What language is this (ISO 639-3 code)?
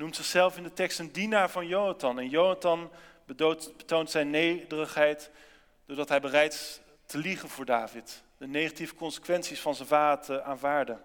nld